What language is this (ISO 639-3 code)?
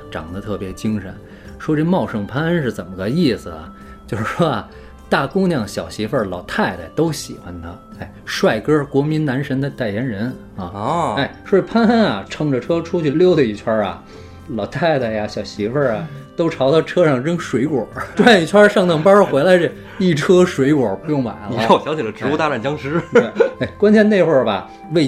zho